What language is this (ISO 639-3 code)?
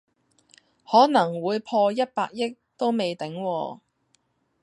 yue